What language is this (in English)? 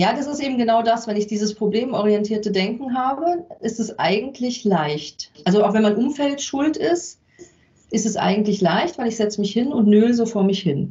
German